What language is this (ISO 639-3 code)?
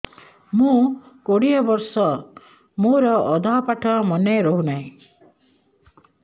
ori